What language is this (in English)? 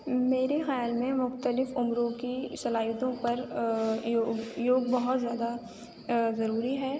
Urdu